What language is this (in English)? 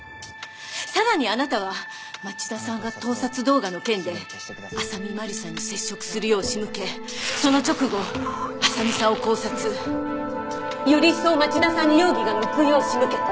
Japanese